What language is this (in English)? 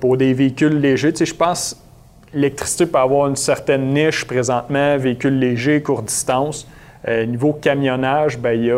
French